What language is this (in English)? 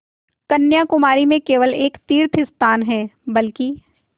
Hindi